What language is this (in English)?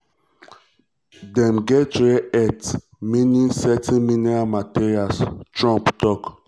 Nigerian Pidgin